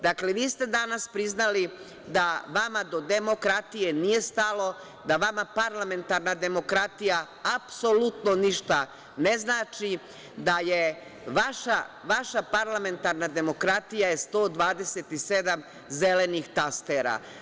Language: Serbian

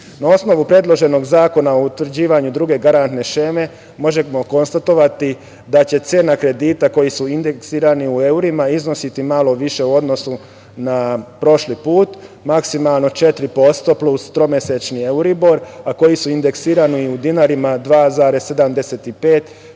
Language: Serbian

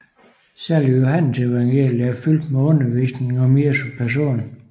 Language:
Danish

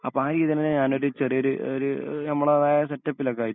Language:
Malayalam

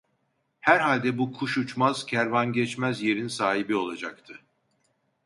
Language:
Turkish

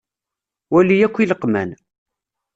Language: Kabyle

